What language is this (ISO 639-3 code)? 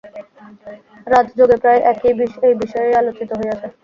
ben